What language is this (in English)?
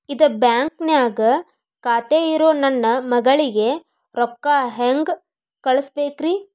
Kannada